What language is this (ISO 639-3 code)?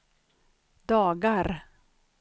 swe